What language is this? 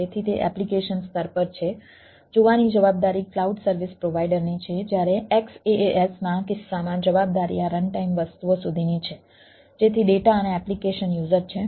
Gujarati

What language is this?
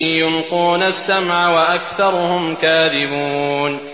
Arabic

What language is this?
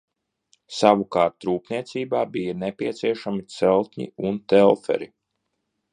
Latvian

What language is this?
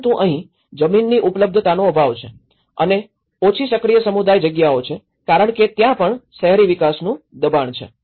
Gujarati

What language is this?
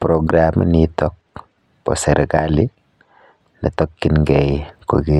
Kalenjin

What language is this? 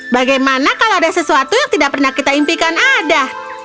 Indonesian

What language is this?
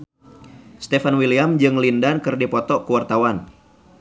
Sundanese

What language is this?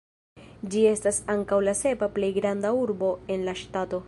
Esperanto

